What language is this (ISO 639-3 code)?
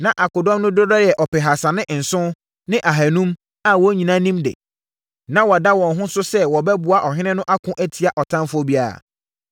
aka